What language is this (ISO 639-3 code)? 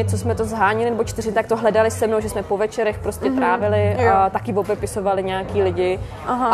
ces